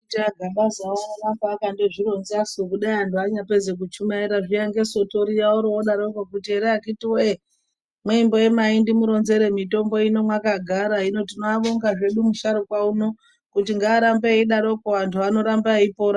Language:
Ndau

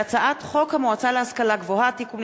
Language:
Hebrew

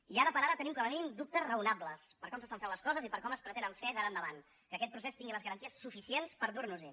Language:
Catalan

